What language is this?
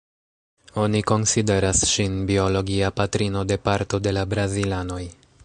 Esperanto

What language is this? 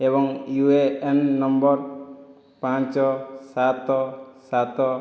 Odia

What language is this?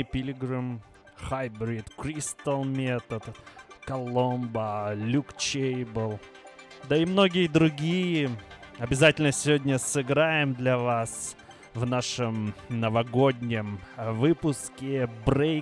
Russian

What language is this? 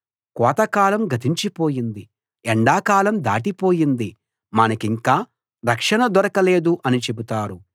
Telugu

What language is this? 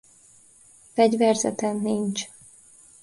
Hungarian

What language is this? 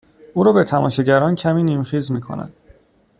Persian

